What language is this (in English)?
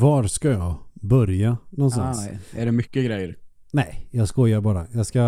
Swedish